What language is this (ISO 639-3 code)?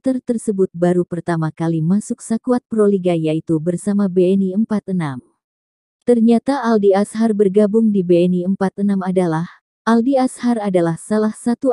ind